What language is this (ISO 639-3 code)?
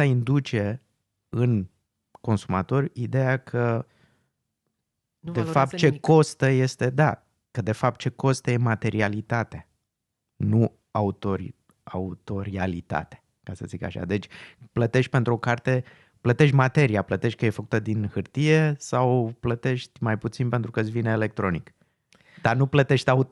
ron